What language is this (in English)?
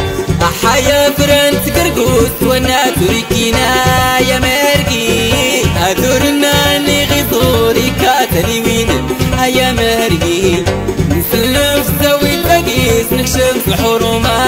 Arabic